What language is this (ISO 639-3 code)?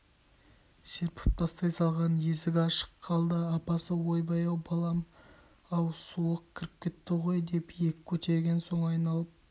kaz